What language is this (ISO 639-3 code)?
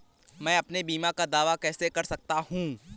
hin